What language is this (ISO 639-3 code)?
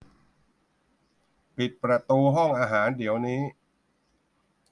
tha